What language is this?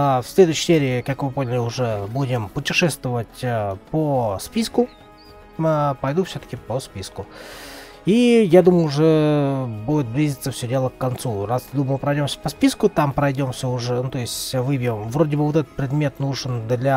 Russian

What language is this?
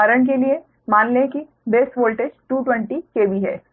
Hindi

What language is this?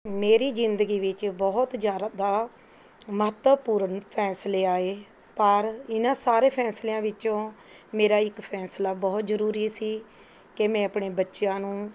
Punjabi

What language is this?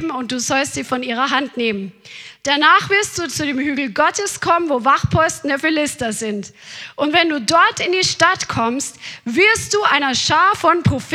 German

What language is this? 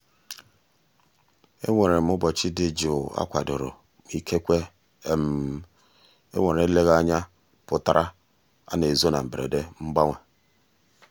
Igbo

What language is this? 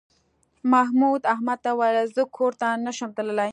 Pashto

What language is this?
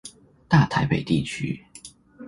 Chinese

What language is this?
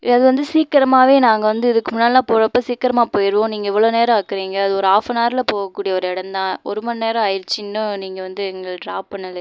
Tamil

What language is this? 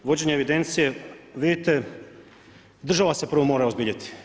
Croatian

